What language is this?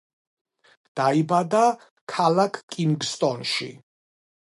Georgian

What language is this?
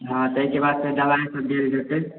Maithili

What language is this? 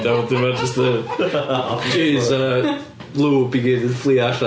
Welsh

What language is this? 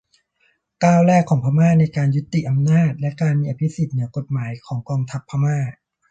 Thai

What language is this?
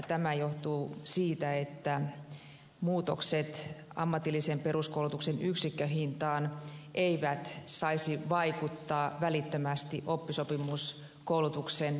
Finnish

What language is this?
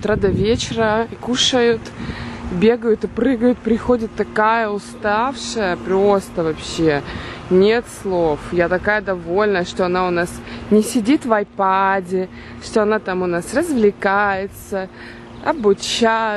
Russian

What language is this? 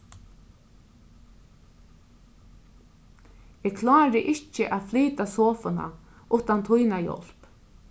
Faroese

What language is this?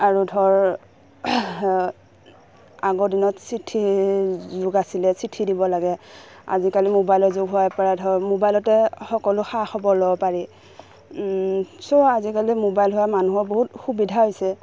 Assamese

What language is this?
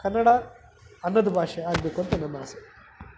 Kannada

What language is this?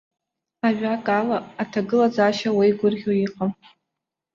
Abkhazian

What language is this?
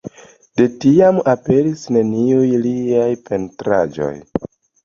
Esperanto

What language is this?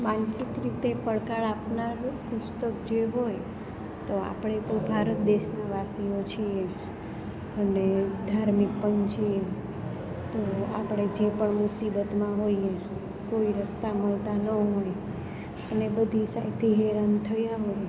Gujarati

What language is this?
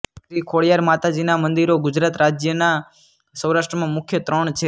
Gujarati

